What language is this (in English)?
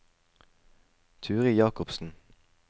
Norwegian